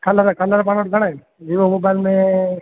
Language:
Sindhi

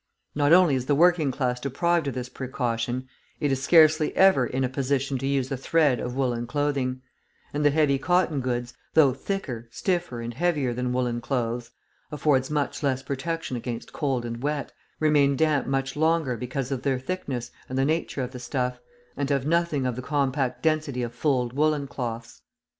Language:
English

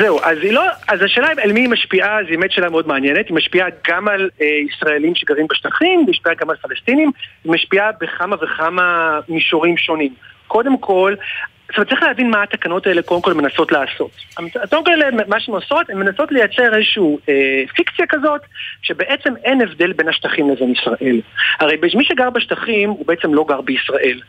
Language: Hebrew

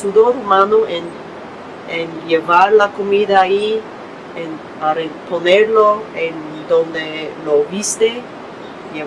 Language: Spanish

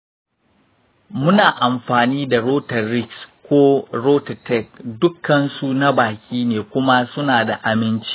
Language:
Hausa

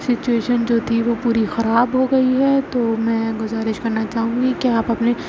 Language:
Urdu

